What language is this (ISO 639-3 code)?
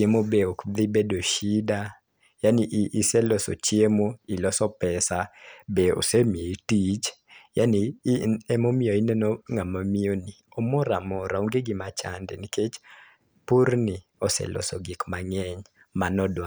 luo